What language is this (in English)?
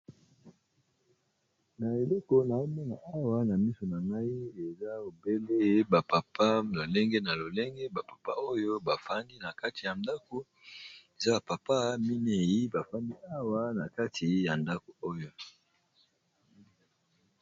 Lingala